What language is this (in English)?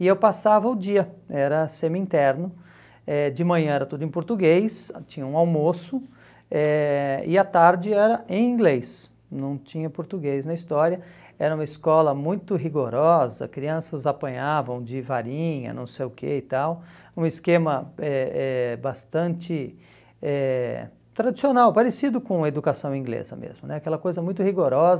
Portuguese